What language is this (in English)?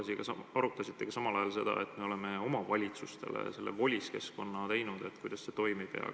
Estonian